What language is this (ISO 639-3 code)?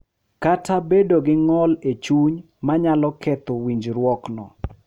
luo